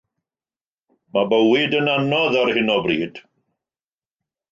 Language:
Welsh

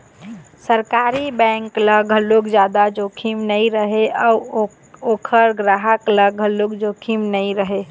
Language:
Chhattisgarhi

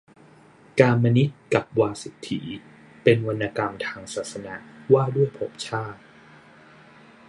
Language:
Thai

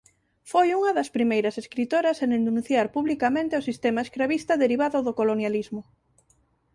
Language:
Galician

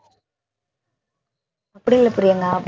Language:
Tamil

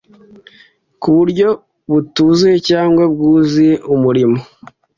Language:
Kinyarwanda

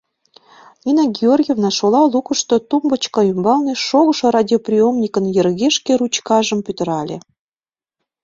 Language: Mari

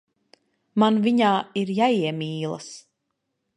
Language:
Latvian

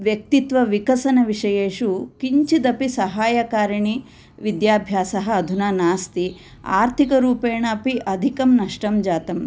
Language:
Sanskrit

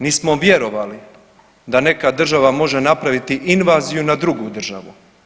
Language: Croatian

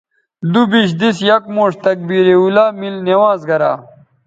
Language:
Bateri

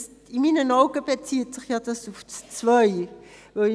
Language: Swiss German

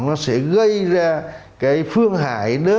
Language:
Vietnamese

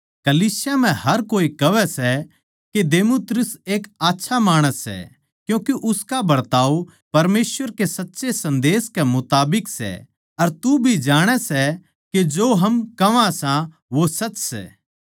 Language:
Haryanvi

